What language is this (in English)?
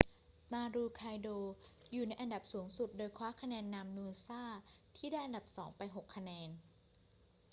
Thai